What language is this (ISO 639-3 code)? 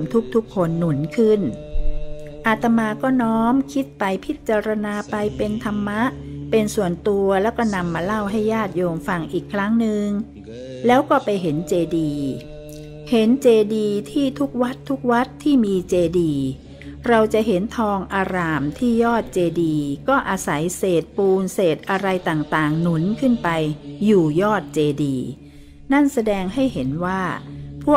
tha